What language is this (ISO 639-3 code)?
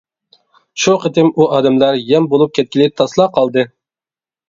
uig